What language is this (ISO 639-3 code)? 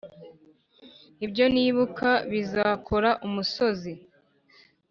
kin